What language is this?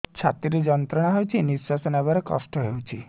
Odia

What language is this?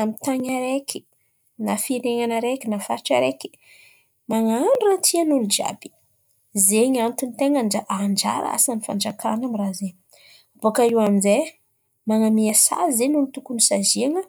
Antankarana Malagasy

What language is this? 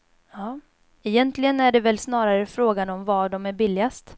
Swedish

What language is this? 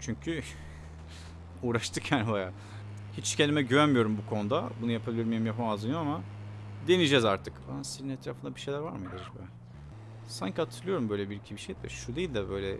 Turkish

